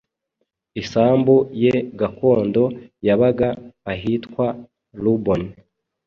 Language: Kinyarwanda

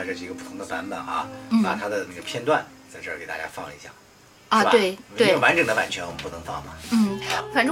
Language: Chinese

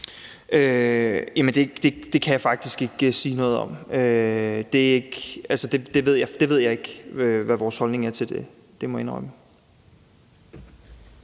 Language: Danish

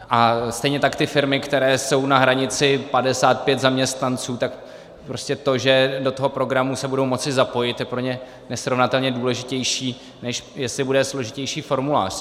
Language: Czech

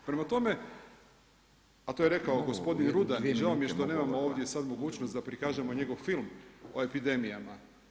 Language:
Croatian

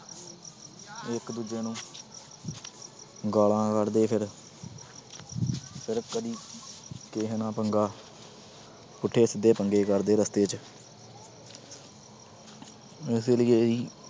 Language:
Punjabi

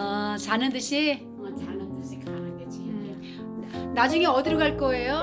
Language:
Korean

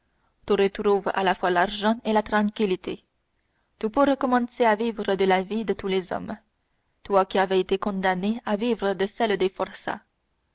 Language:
French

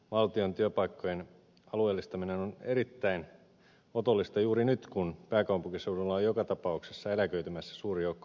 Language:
Finnish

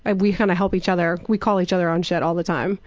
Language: English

